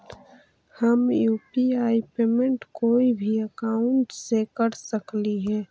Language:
Magahi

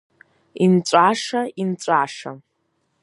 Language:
Abkhazian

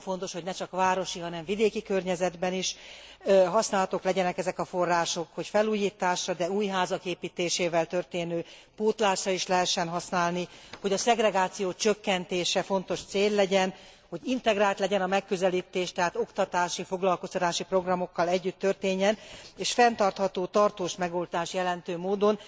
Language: Hungarian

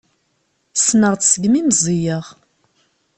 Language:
Kabyle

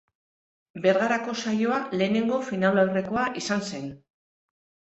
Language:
Basque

